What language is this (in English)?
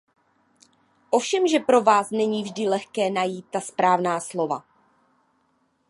Czech